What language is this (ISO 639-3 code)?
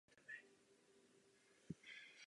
ces